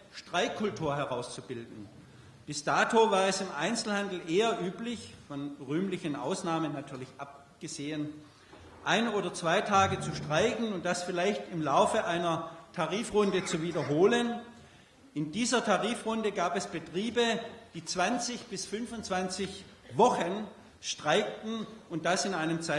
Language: German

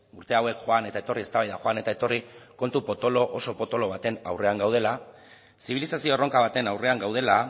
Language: Basque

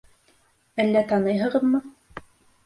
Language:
Bashkir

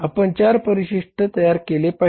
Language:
Marathi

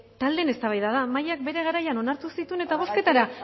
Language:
Basque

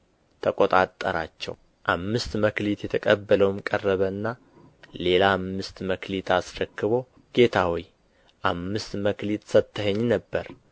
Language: Amharic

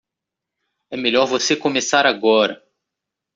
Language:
Portuguese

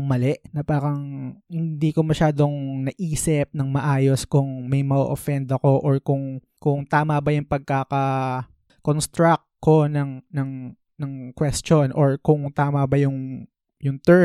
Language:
Filipino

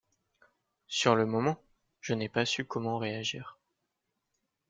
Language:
French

